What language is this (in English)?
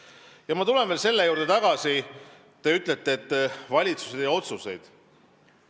Estonian